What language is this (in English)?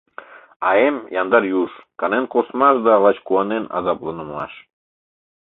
Mari